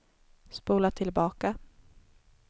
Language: Swedish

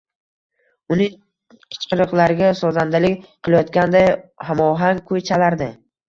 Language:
Uzbek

